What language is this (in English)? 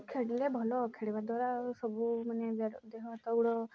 Odia